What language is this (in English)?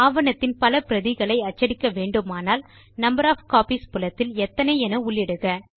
Tamil